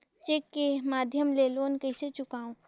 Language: Chhattisgarhi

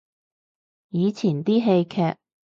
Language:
Cantonese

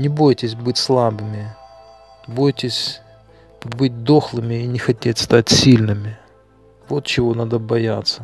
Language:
Russian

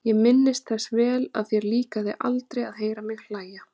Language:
Icelandic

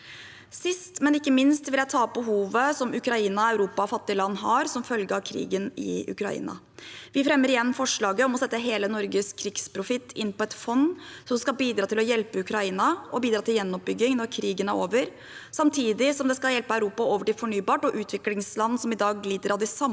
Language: Norwegian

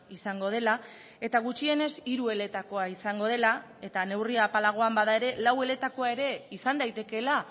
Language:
Basque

